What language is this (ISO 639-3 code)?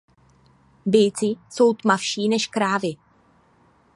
ces